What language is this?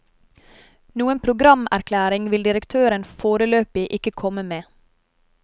Norwegian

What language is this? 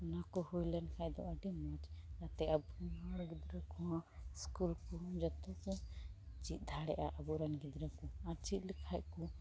Santali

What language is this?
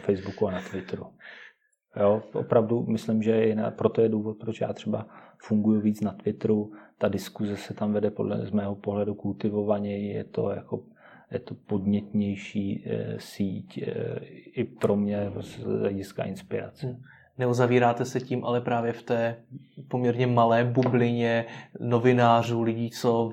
Czech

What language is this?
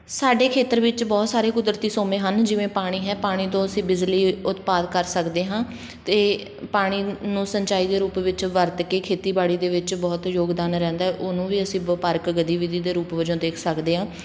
Punjabi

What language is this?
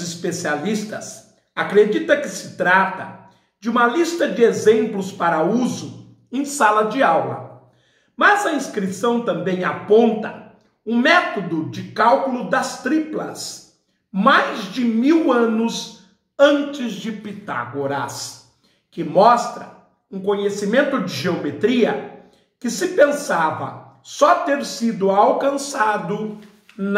Portuguese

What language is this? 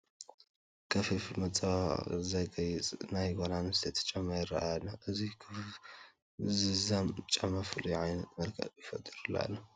Tigrinya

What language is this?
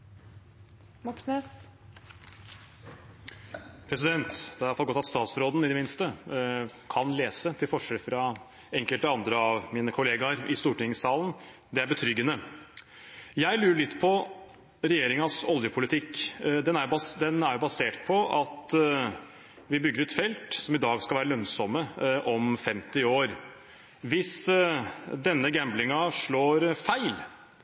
Norwegian Bokmål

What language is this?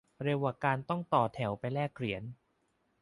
Thai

